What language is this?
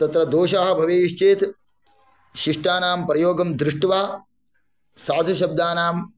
Sanskrit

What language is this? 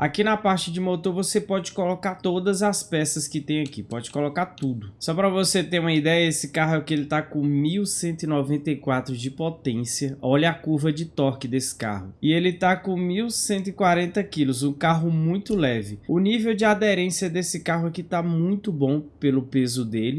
Portuguese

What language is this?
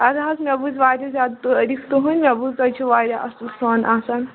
Kashmiri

